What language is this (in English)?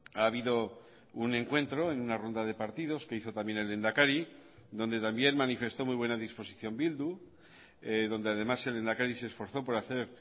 Spanish